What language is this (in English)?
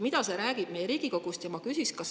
Estonian